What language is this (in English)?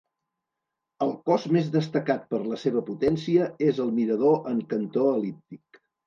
Catalan